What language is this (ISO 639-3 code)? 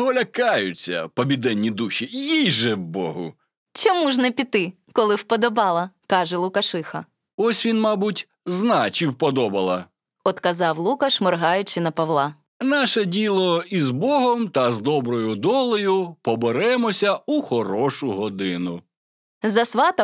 ukr